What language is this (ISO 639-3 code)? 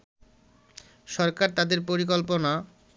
ben